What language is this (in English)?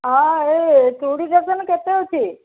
Odia